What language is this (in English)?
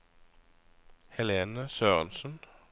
Norwegian